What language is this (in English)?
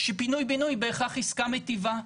Hebrew